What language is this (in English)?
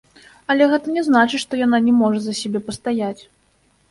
Belarusian